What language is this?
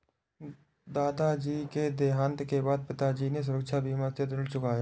Hindi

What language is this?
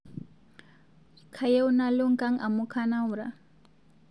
Masai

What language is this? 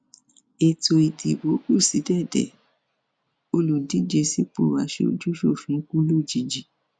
Yoruba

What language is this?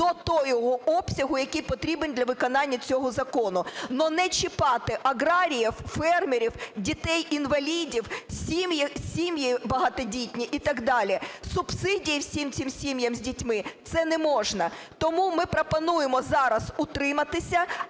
Ukrainian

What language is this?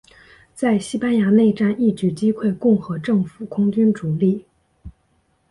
Chinese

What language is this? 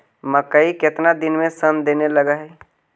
Magahi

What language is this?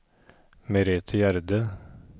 Norwegian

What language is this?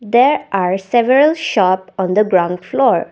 English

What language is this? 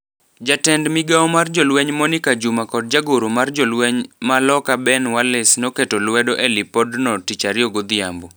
Luo (Kenya and Tanzania)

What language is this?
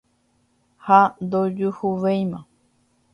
Guarani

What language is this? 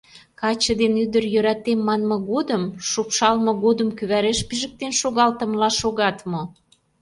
Mari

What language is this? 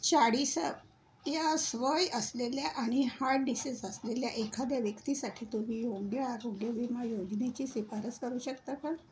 Marathi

